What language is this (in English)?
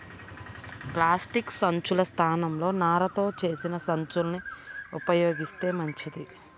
Telugu